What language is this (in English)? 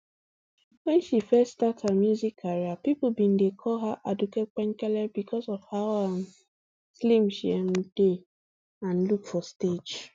Nigerian Pidgin